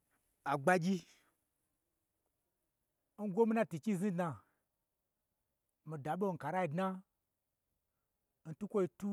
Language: Gbagyi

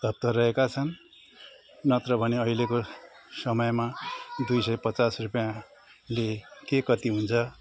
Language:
Nepali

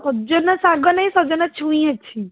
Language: Odia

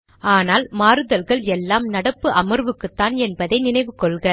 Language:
Tamil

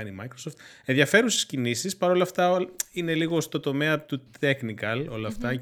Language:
Greek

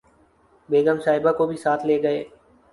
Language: Urdu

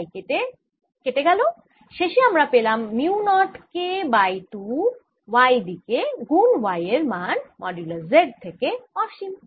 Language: Bangla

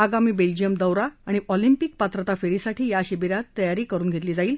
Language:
Marathi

